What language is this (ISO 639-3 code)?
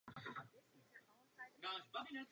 ces